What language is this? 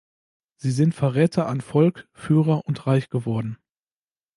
German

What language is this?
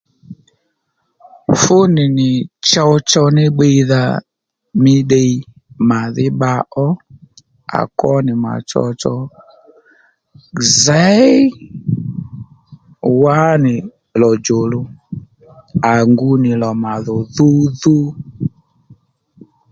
Lendu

